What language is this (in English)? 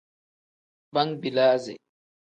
Tem